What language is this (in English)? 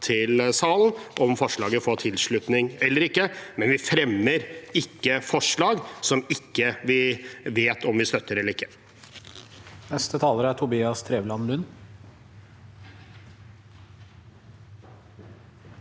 Norwegian